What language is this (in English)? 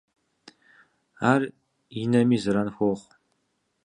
Kabardian